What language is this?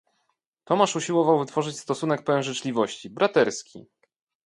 Polish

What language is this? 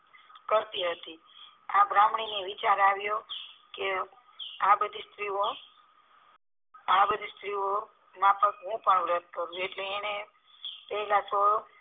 Gujarati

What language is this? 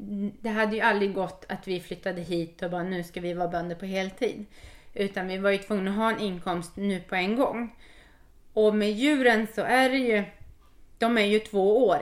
Swedish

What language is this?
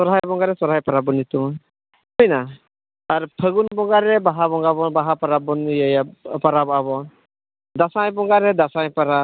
Santali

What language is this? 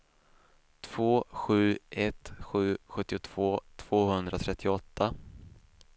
Swedish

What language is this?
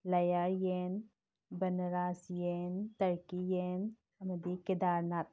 Manipuri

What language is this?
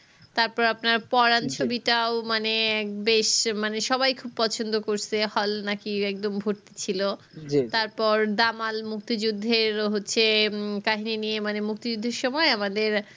Bangla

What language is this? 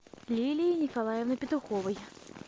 Russian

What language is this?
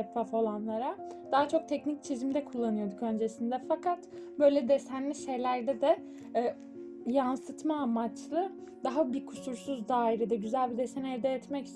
Turkish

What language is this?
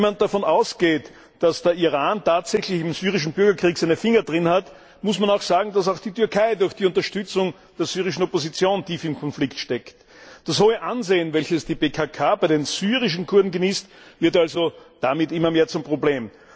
German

